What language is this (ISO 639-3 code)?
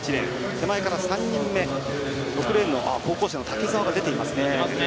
jpn